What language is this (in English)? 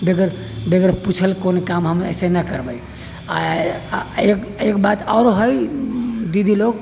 Maithili